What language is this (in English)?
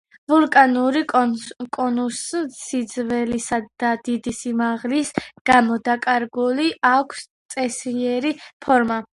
Georgian